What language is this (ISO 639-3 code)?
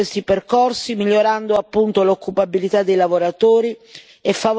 ita